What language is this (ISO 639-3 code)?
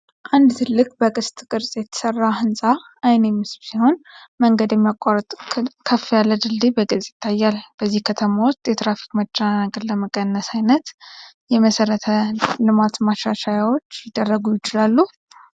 amh